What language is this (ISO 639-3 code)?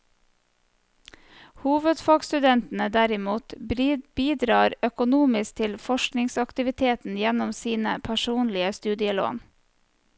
nor